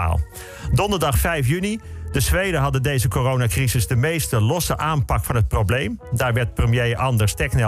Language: Dutch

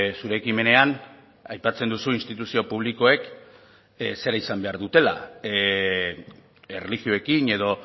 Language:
Basque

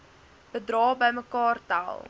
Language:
Afrikaans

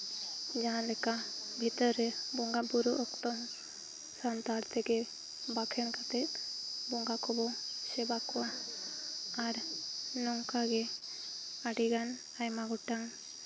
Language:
Santali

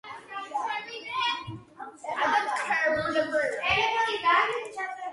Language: Georgian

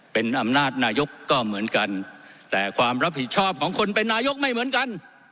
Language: Thai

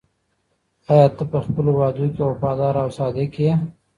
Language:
Pashto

